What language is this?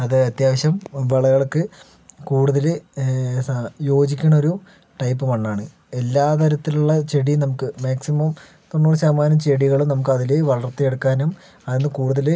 Malayalam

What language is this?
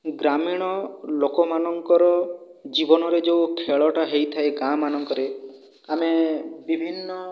Odia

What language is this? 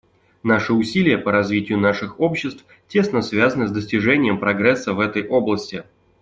Russian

